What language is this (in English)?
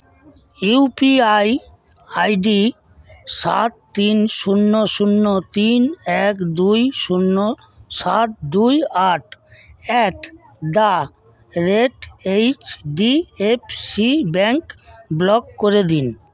Bangla